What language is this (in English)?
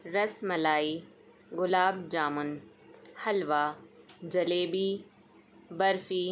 Urdu